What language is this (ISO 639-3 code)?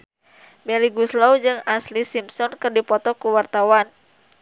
sun